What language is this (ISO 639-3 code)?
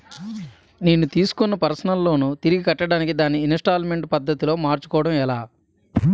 tel